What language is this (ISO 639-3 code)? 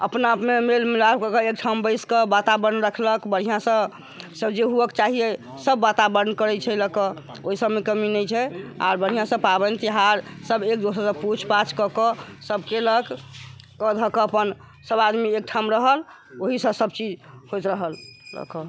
mai